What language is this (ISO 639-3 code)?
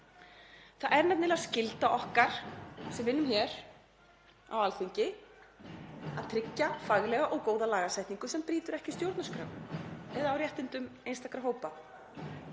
isl